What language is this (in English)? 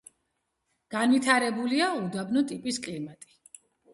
Georgian